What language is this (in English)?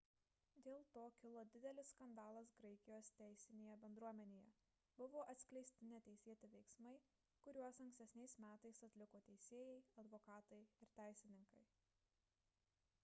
Lithuanian